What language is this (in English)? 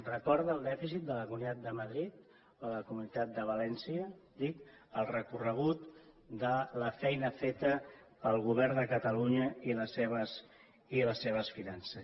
Catalan